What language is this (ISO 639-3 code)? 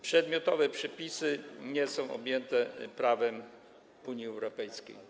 pol